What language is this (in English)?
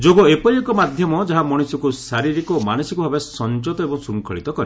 Odia